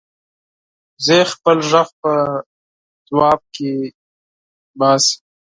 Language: Pashto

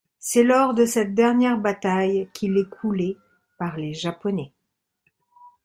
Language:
French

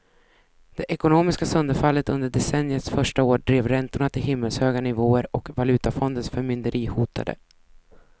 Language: Swedish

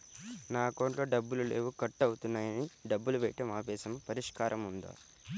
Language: Telugu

